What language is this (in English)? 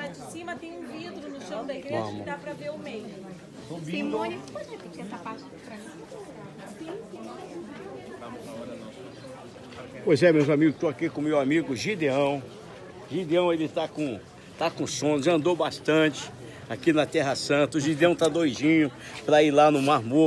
Portuguese